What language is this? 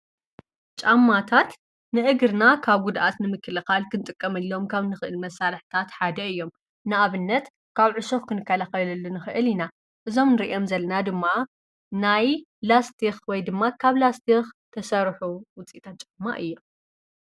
Tigrinya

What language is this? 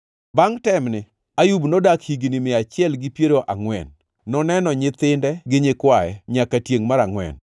Luo (Kenya and Tanzania)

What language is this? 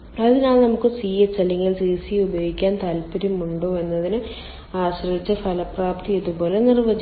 Malayalam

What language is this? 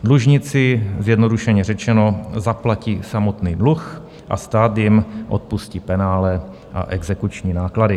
Czech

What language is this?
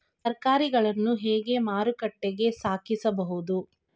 Kannada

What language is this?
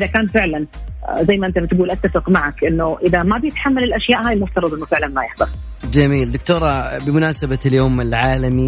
Arabic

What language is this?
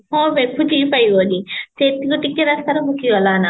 Odia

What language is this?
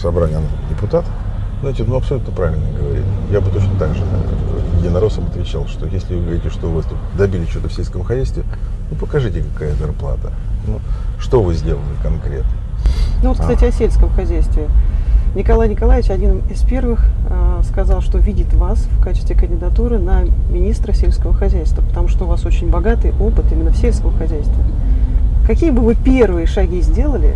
Russian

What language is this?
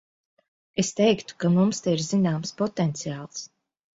Latvian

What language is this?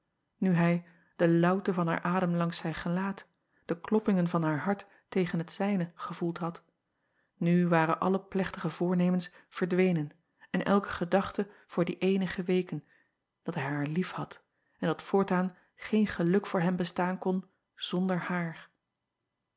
Dutch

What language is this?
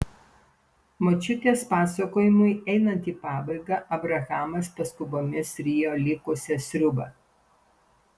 Lithuanian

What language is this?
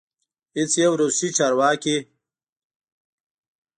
Pashto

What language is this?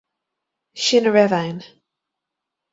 Irish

